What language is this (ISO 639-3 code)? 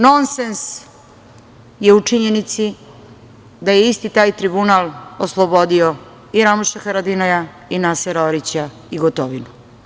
srp